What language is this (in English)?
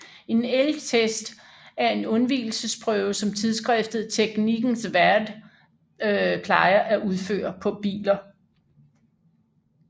Danish